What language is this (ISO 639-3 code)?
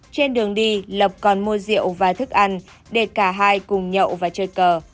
vie